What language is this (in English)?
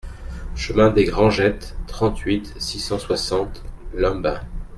French